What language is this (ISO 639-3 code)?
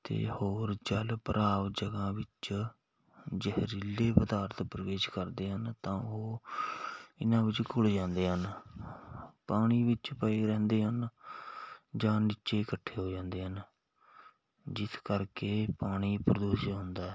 pan